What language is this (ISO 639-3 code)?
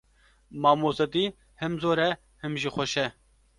kur